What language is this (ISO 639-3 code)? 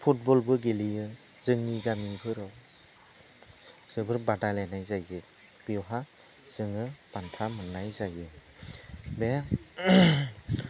brx